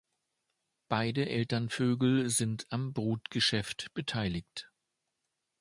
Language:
German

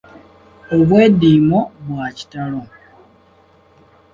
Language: Ganda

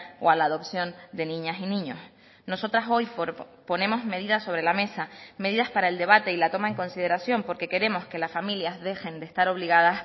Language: Spanish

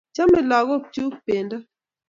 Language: Kalenjin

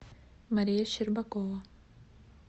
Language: Russian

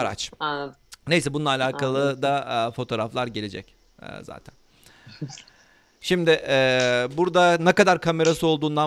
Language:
Turkish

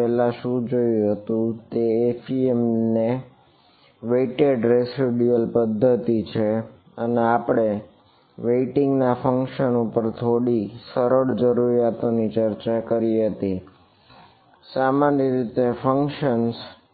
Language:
Gujarati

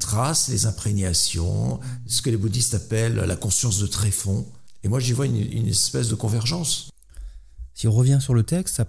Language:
French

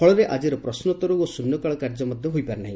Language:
Odia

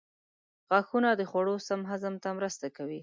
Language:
Pashto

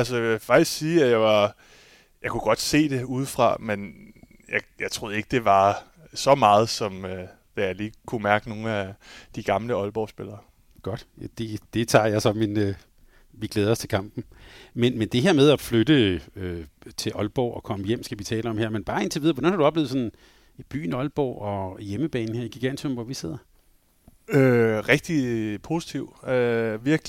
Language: Danish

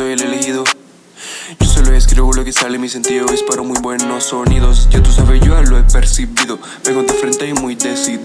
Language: Spanish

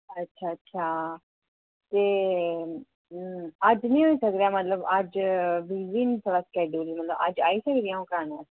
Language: Dogri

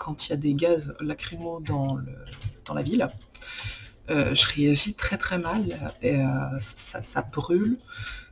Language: French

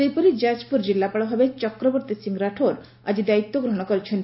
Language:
Odia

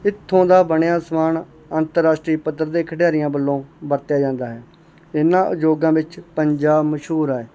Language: Punjabi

